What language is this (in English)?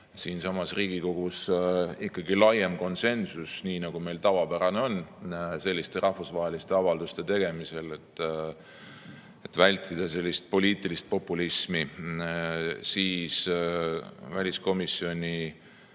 Estonian